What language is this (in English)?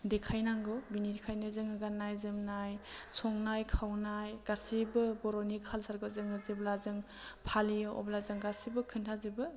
Bodo